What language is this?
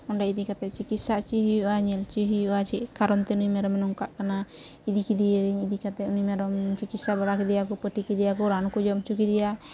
Santali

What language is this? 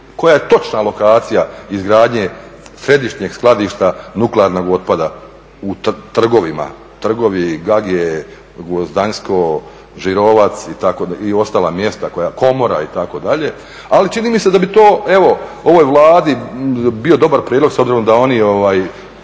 Croatian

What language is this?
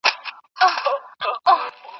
Pashto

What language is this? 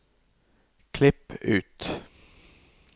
Norwegian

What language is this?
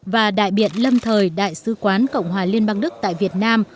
Vietnamese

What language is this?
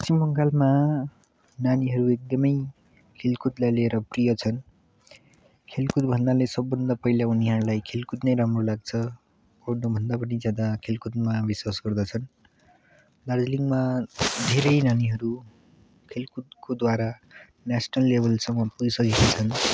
Nepali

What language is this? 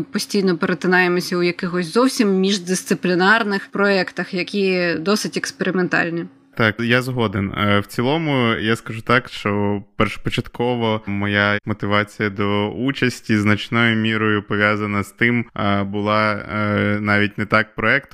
Ukrainian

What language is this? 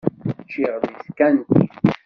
Kabyle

